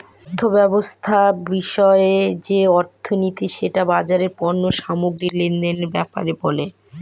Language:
Bangla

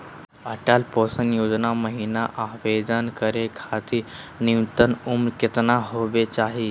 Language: Magahi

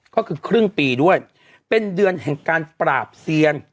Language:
Thai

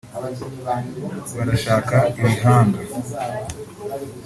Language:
Kinyarwanda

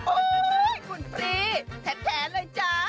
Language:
Thai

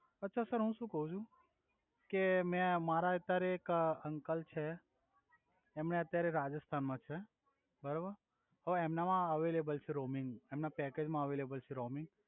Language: Gujarati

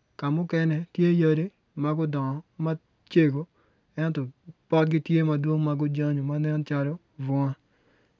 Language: Acoli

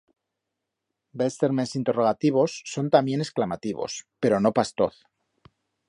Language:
Aragonese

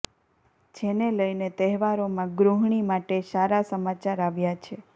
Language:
Gujarati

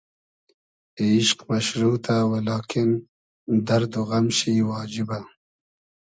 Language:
Hazaragi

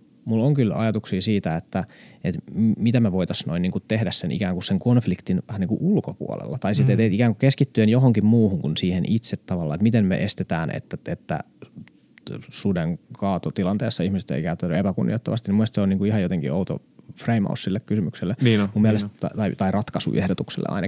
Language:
Finnish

